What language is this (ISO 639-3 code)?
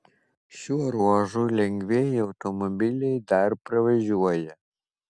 lit